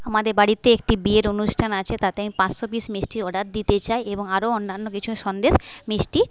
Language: Bangla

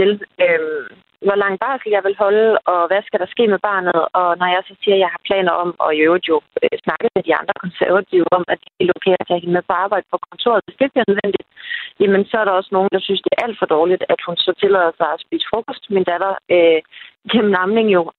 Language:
Danish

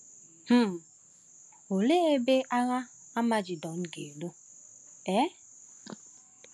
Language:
Igbo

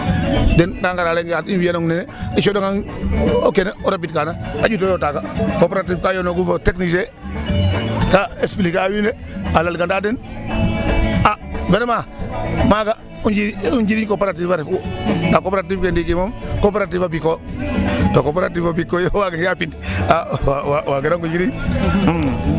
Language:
Serer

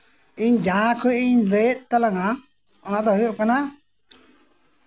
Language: Santali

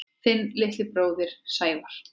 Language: Icelandic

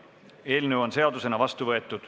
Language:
Estonian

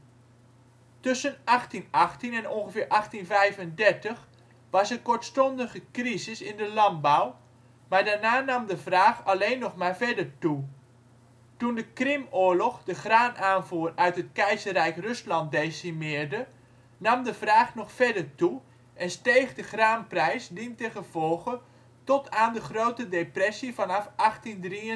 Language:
Dutch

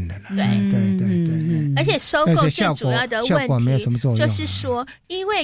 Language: Chinese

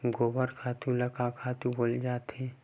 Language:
Chhattisgarhi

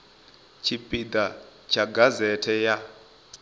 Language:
Venda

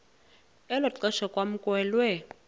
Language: Xhosa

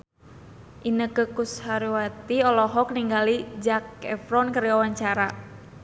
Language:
Sundanese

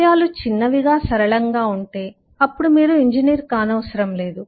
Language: Telugu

